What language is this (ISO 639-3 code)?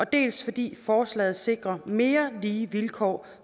dan